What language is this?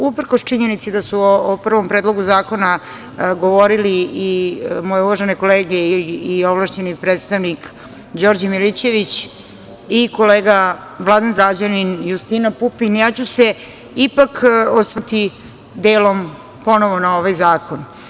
Serbian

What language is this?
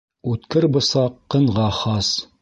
Bashkir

